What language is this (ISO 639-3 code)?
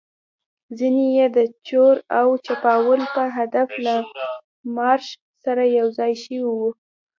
pus